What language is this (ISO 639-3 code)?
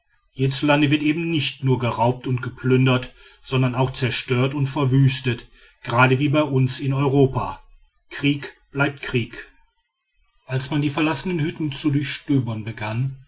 deu